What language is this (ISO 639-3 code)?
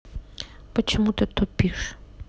rus